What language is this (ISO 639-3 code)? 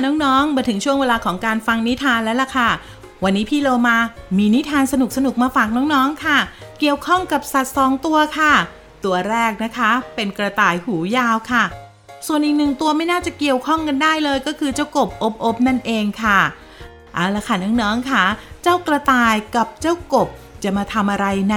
tha